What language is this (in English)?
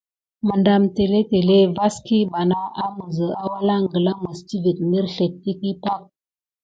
Gidar